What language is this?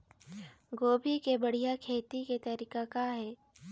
Chhattisgarhi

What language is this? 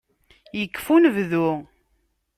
Kabyle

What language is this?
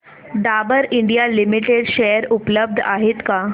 Marathi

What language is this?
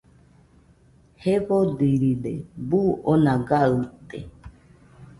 Nüpode Huitoto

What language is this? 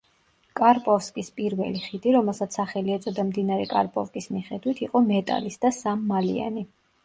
Georgian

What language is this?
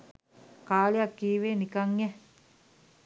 Sinhala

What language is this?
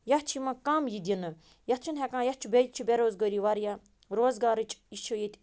Kashmiri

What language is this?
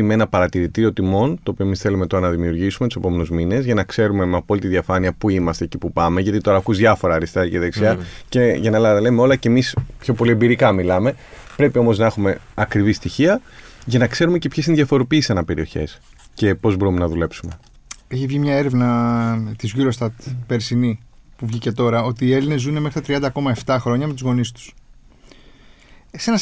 Greek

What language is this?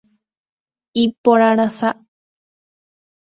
Guarani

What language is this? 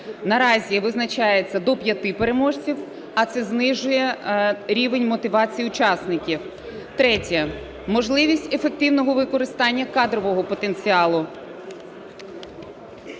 Ukrainian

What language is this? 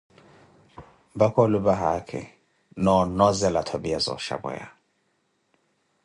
Koti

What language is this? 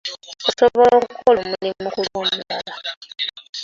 Ganda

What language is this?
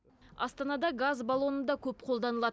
Kazakh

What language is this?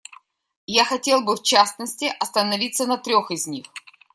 Russian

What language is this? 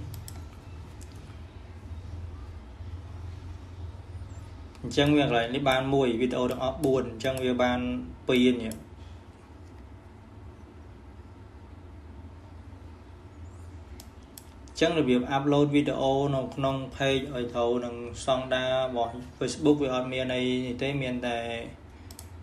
Vietnamese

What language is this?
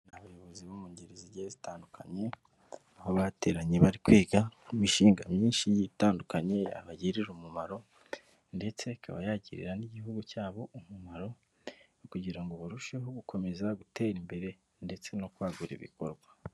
Kinyarwanda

